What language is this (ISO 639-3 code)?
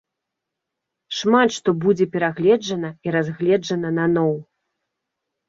bel